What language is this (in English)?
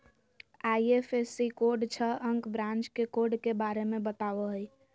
Magahi